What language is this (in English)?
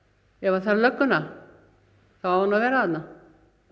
Icelandic